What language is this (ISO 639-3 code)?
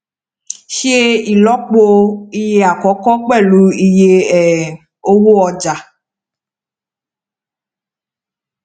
yor